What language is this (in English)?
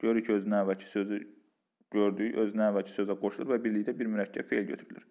Turkish